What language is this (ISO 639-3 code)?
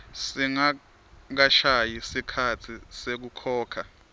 ssw